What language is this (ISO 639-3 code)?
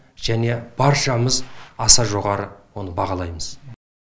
kaz